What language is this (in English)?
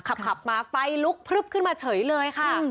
Thai